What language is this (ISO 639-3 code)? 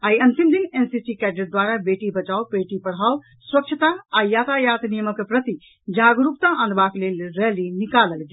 mai